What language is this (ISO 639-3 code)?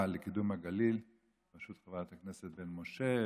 heb